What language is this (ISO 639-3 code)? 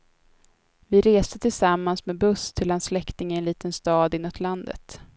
swe